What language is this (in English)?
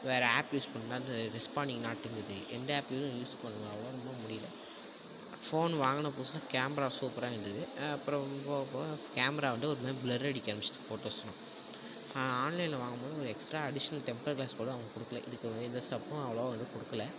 Tamil